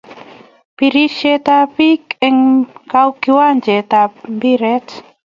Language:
Kalenjin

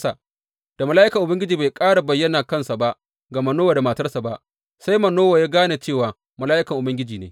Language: Hausa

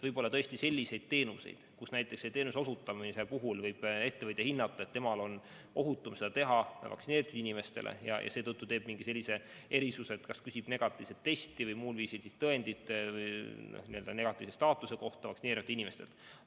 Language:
Estonian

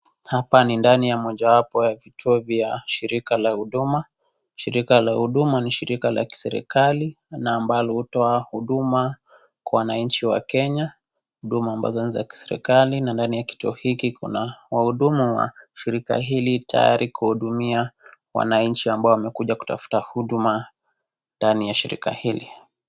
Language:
Swahili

